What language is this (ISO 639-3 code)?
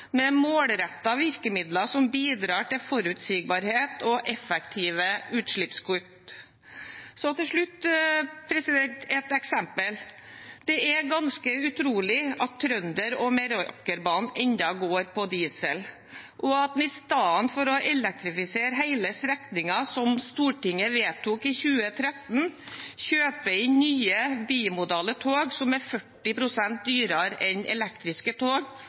nob